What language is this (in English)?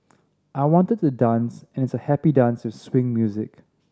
English